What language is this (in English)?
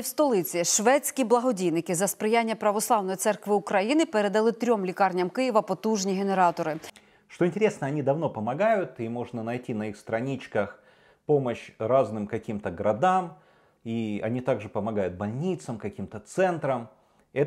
Russian